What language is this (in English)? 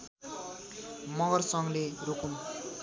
Nepali